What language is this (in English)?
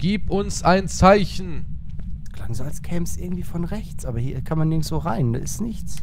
German